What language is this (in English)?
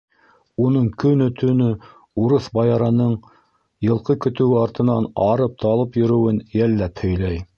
Bashkir